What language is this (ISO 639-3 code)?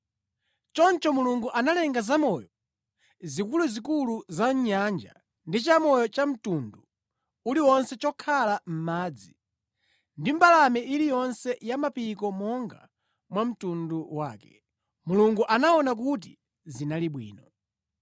nya